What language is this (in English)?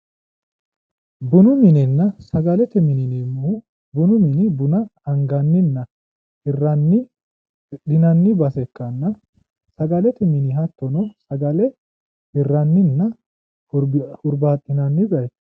Sidamo